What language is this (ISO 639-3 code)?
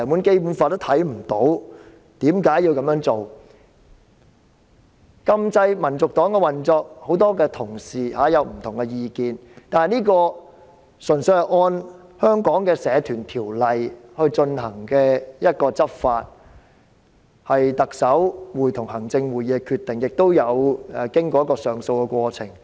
yue